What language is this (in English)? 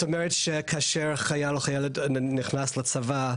Hebrew